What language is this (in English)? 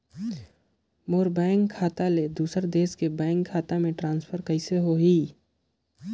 Chhattisgarhi